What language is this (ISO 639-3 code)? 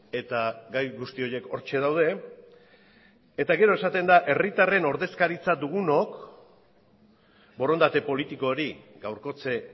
eus